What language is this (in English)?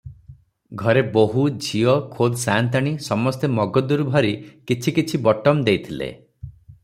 Odia